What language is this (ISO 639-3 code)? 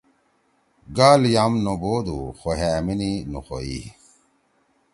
trw